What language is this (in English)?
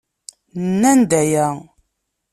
Kabyle